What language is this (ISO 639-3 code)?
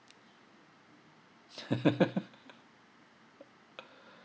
eng